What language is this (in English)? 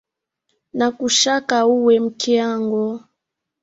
Swahili